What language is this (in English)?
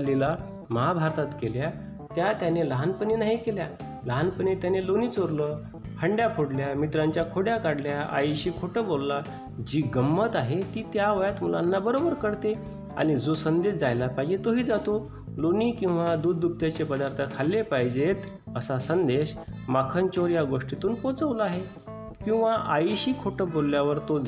Marathi